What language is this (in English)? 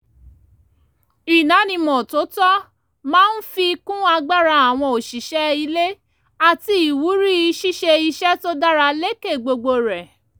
Yoruba